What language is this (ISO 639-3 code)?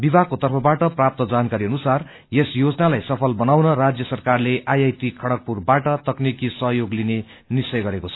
nep